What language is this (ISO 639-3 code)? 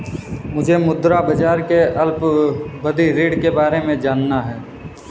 hin